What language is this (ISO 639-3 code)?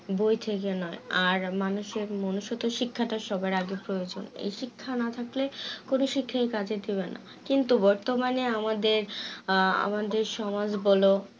ben